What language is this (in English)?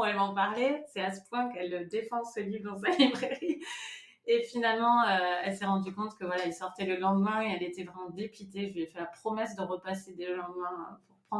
French